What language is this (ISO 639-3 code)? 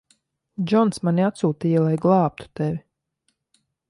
lav